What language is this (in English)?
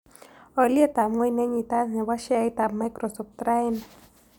Kalenjin